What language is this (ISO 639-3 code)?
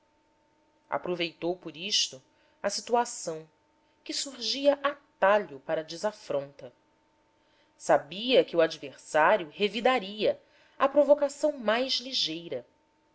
por